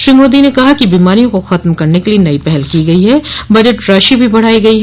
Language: Hindi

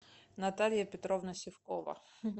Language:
Russian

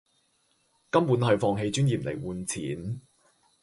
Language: Cantonese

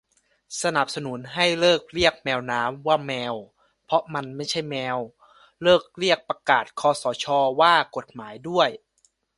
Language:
Thai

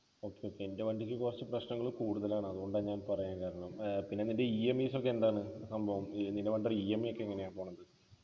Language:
Malayalam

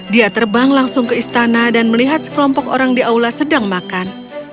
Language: Indonesian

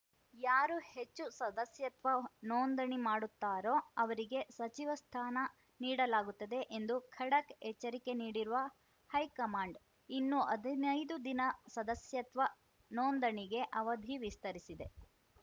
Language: Kannada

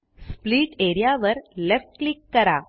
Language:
Marathi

